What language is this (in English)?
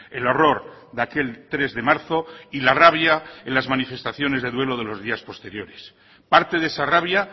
Spanish